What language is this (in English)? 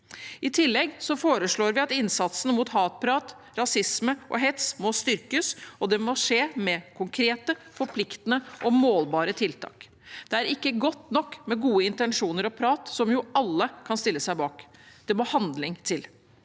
Norwegian